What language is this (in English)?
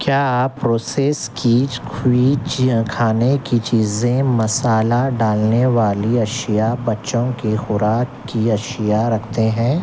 Urdu